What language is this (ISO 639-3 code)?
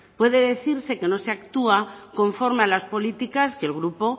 spa